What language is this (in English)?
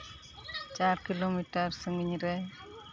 Santali